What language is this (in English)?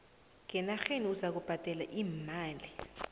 South Ndebele